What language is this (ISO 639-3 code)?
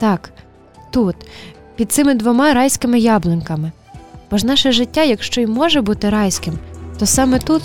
ukr